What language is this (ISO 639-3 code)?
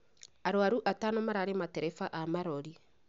kik